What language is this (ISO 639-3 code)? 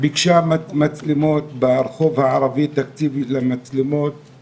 heb